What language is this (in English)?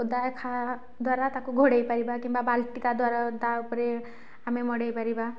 Odia